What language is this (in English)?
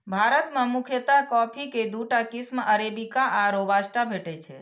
Maithili